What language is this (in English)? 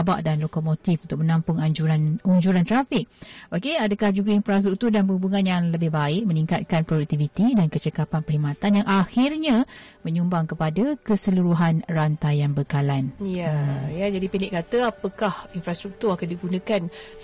Malay